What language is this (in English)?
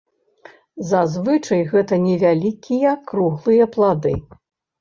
Belarusian